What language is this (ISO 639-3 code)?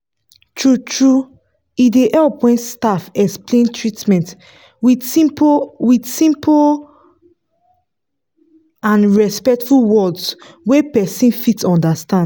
pcm